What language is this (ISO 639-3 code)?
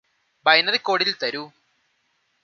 mal